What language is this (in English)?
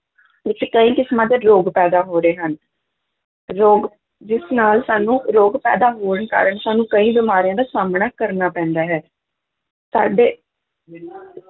Punjabi